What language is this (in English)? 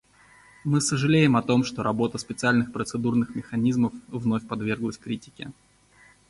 Russian